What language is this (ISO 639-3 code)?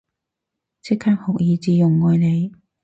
yue